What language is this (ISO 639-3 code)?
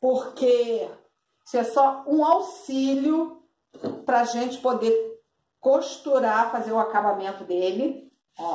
por